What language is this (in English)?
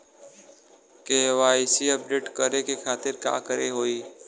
Bhojpuri